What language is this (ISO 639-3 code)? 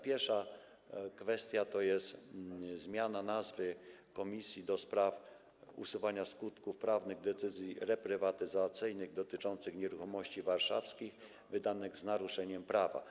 pol